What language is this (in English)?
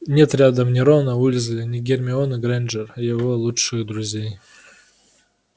Russian